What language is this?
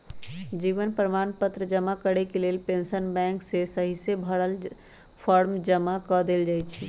Magahi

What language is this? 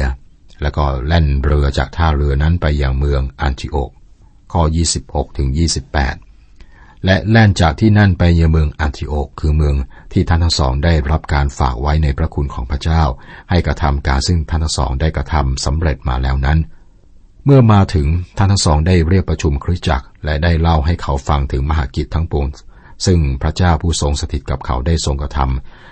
Thai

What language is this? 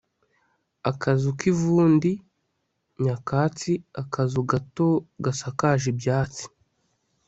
Kinyarwanda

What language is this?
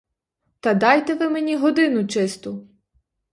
Ukrainian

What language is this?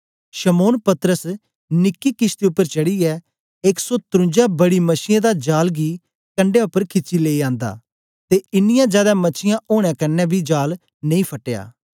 Dogri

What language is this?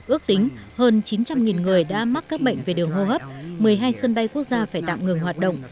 Vietnamese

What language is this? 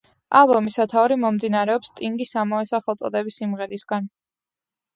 Georgian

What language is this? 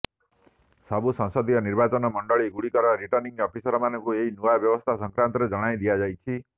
Odia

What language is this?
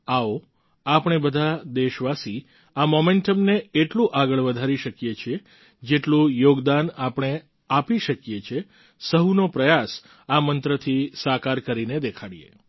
Gujarati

